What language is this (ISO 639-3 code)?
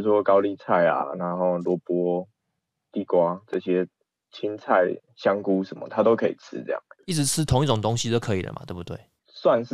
zho